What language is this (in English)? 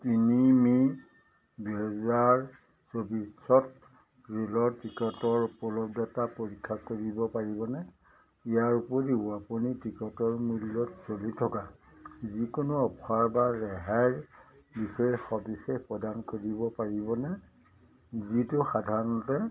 Assamese